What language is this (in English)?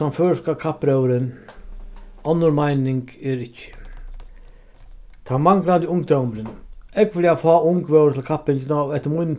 Faroese